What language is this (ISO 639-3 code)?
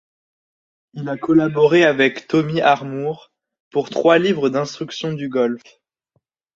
fra